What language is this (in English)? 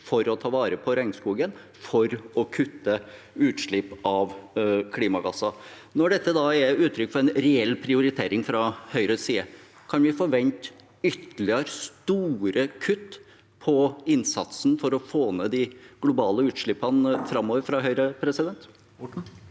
Norwegian